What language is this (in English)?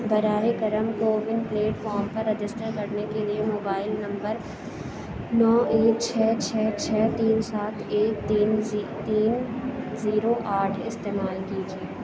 Urdu